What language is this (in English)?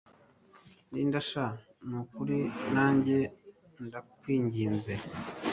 Kinyarwanda